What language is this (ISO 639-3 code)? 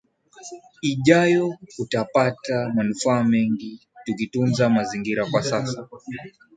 swa